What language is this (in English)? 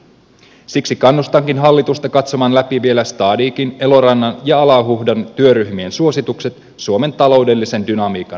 Finnish